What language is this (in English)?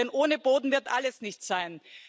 German